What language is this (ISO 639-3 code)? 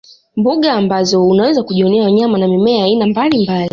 swa